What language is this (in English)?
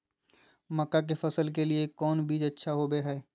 Magahi